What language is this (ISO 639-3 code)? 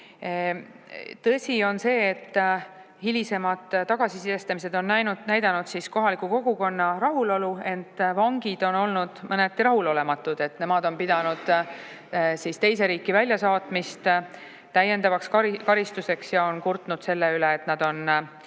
est